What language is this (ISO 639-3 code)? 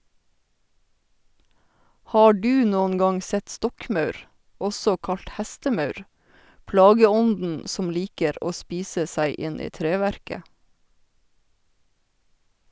nor